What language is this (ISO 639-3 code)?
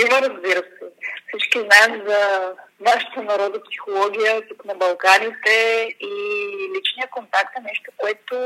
bul